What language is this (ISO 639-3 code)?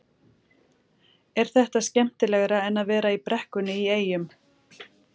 isl